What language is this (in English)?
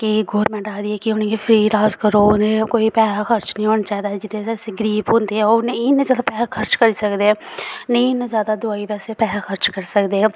Dogri